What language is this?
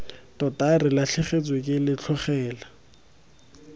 Tswana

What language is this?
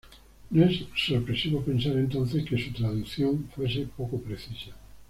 Spanish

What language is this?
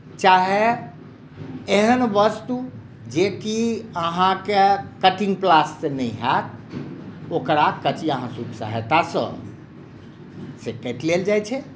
Maithili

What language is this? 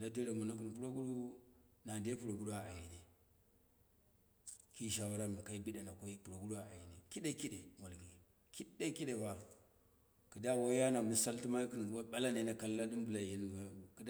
Dera (Nigeria)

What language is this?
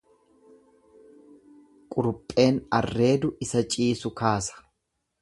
Oromo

